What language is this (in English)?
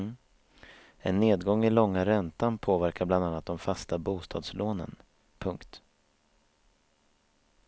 Swedish